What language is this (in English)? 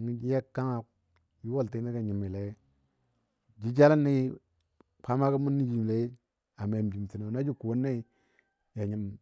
Dadiya